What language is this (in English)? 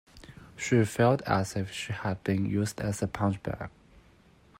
English